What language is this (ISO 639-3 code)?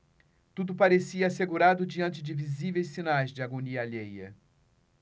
por